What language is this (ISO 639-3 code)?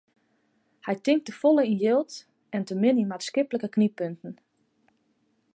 fry